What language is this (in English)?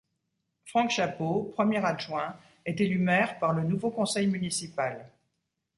French